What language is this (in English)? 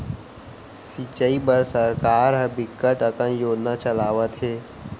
Chhattisgarhi